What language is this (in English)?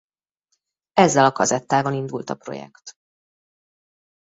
Hungarian